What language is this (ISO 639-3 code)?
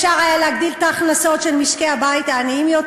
heb